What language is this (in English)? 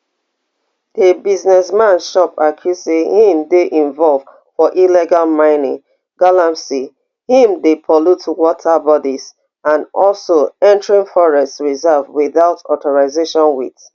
Nigerian Pidgin